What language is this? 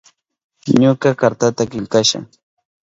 Southern Pastaza Quechua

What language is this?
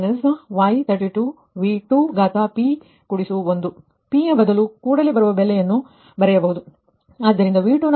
Kannada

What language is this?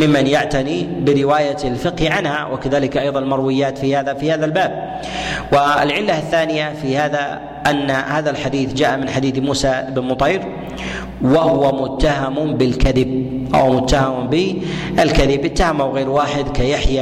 Arabic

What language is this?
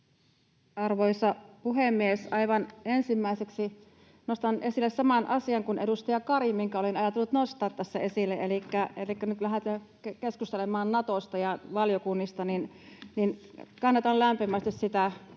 Finnish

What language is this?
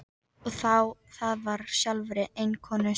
Icelandic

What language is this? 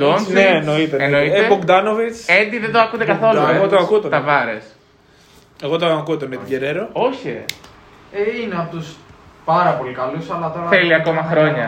Greek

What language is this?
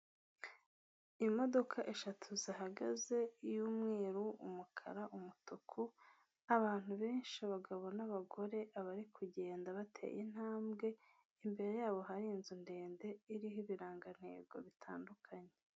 Kinyarwanda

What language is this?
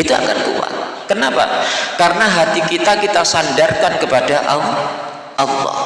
Indonesian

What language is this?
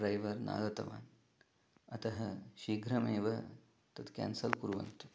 Sanskrit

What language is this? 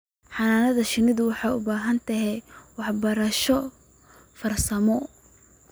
Somali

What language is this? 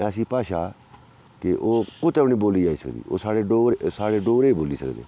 Dogri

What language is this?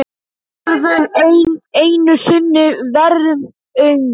Icelandic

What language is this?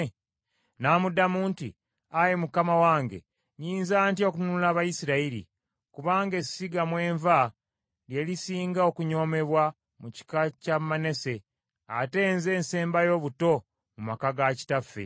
Ganda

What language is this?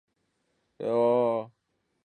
Chinese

